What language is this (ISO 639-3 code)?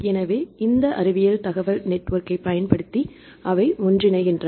tam